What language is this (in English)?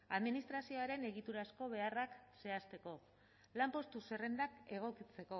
Basque